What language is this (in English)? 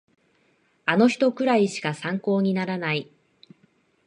Japanese